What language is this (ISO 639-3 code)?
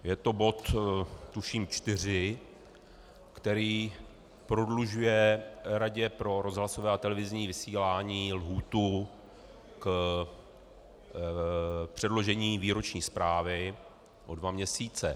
ces